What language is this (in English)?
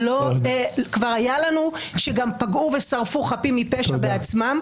Hebrew